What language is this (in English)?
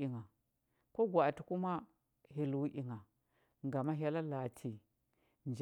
Huba